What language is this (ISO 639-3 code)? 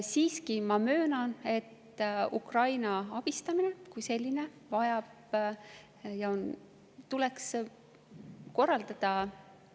est